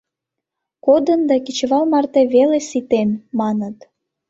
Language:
Mari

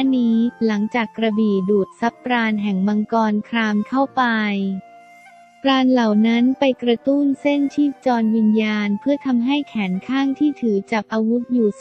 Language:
Thai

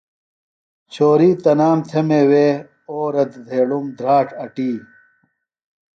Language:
Phalura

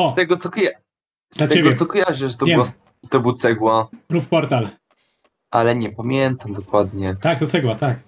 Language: Polish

